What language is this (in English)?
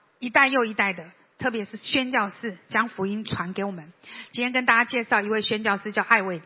Chinese